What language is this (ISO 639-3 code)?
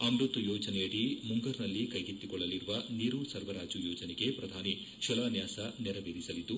kan